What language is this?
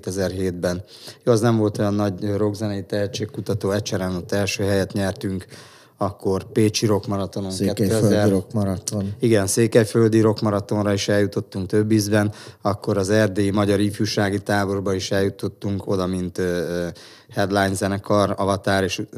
Hungarian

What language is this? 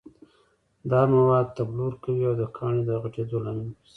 Pashto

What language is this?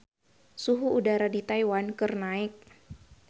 Sundanese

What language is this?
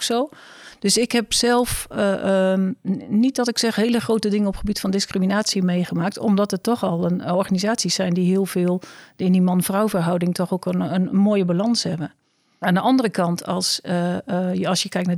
Dutch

